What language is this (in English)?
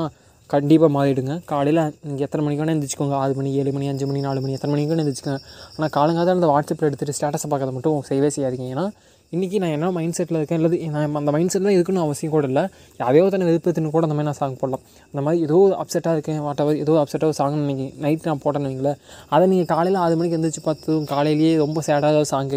Tamil